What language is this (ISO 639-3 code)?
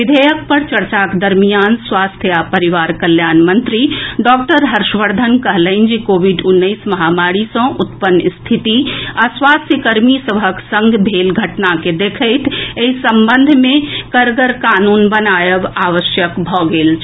mai